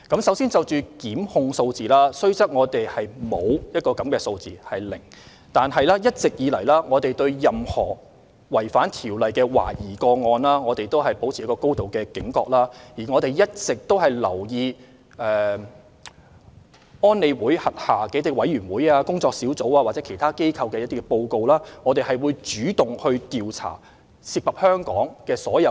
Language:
Cantonese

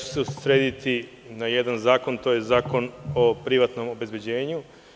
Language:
Serbian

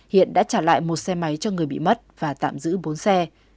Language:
Vietnamese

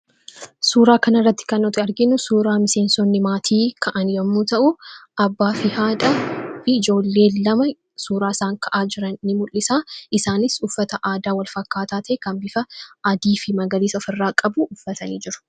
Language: Oromo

